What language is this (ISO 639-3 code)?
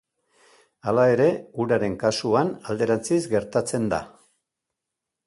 eus